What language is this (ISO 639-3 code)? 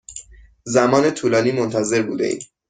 fas